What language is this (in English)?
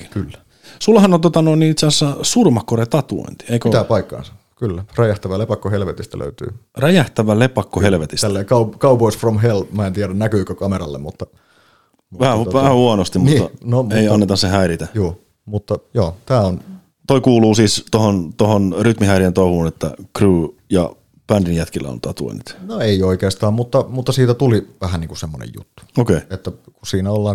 Finnish